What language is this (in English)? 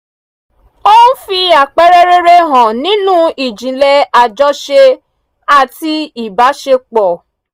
Yoruba